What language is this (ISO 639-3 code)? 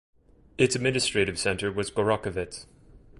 eng